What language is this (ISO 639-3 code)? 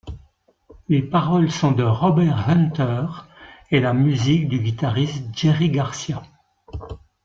fra